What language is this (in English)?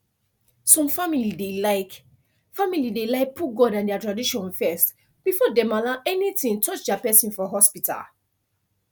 Nigerian Pidgin